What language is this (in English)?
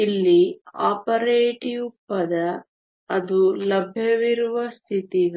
Kannada